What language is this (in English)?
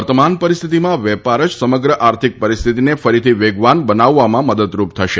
Gujarati